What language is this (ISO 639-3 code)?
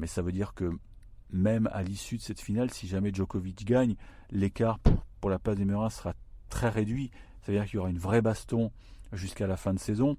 fra